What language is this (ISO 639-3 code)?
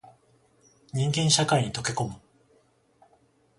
jpn